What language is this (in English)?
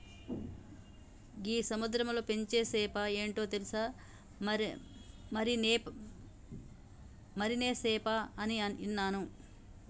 Telugu